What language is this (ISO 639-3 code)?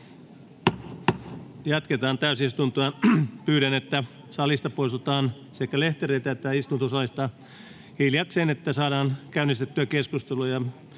fin